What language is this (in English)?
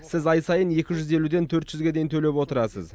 Kazakh